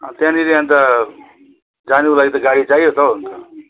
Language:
Nepali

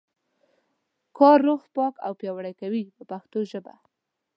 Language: Pashto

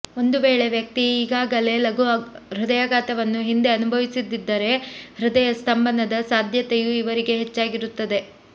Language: Kannada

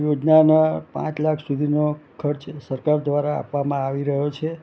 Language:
Gujarati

